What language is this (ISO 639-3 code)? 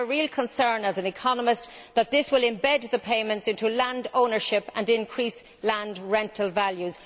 eng